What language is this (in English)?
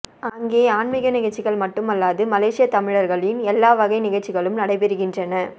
Tamil